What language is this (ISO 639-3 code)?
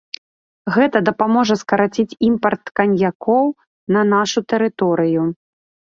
bel